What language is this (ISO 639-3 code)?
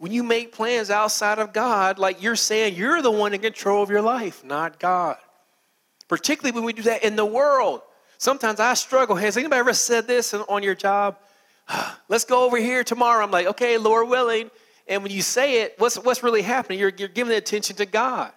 eng